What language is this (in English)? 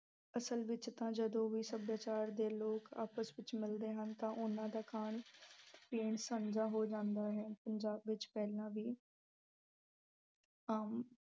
Punjabi